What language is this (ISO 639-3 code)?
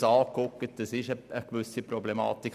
gsw